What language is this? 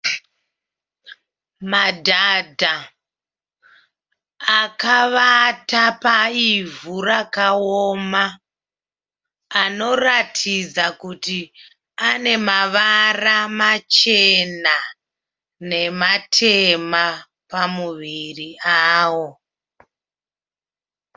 Shona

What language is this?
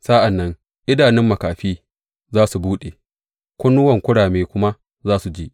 Hausa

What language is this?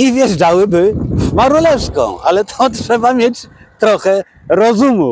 Polish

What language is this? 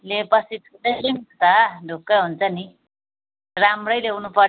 Nepali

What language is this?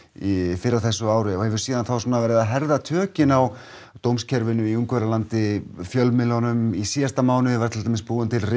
Icelandic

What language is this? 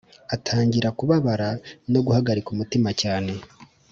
Kinyarwanda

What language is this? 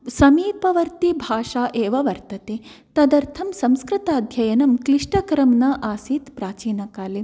Sanskrit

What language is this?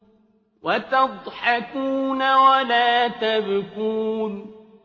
Arabic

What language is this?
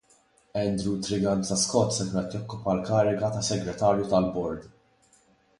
Maltese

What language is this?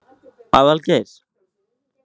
Icelandic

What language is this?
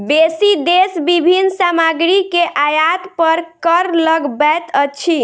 Maithili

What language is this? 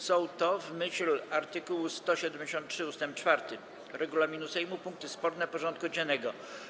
Polish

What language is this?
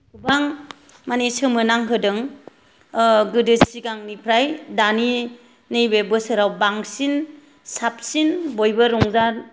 Bodo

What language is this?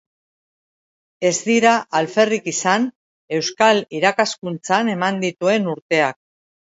Basque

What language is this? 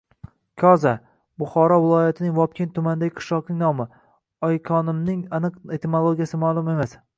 Uzbek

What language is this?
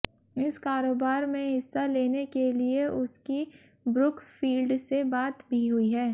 Hindi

